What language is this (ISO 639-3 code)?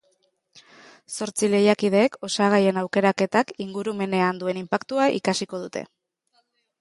eus